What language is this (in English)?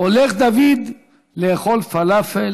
Hebrew